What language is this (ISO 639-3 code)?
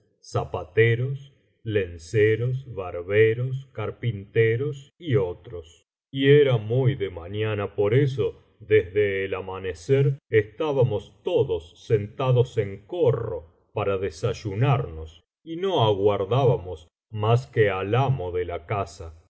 spa